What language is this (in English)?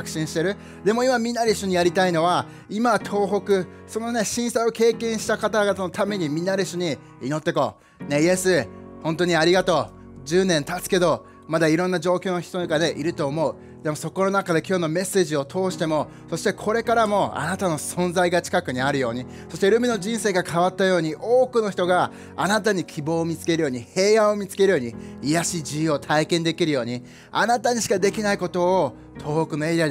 Japanese